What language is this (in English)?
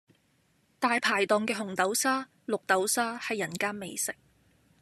Cantonese